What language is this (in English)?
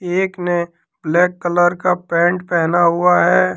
Hindi